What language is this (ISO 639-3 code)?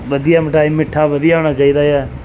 pan